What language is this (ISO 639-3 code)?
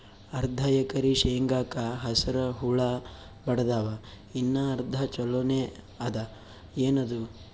kan